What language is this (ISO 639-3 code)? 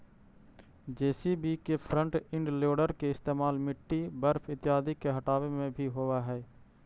mag